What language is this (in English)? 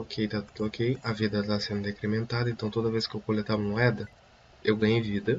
Portuguese